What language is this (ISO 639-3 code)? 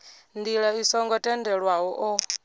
ven